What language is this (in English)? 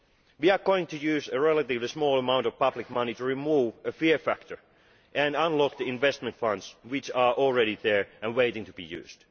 English